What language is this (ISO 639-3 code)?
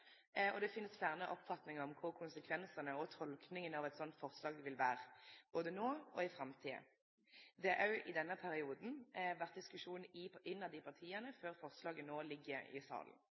nno